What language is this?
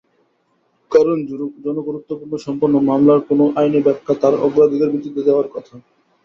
Bangla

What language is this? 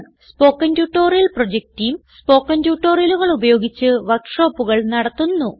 Malayalam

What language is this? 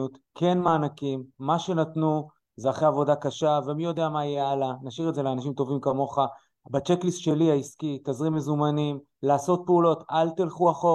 Hebrew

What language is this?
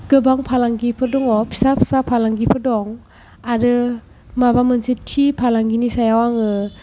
Bodo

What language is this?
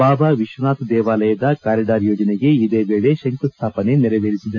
Kannada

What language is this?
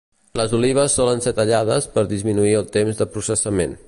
Catalan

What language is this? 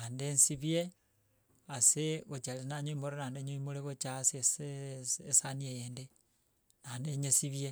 Gusii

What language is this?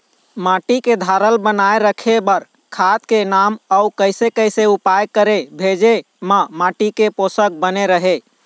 Chhattisgarhi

